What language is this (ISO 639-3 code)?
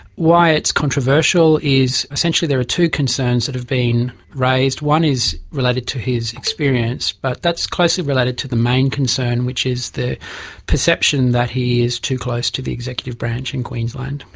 eng